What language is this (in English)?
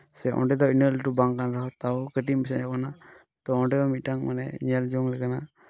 Santali